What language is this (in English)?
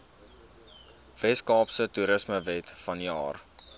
Afrikaans